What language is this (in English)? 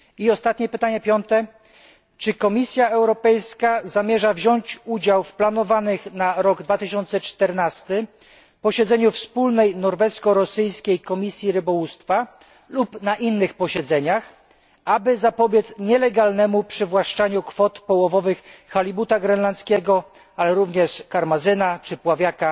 Polish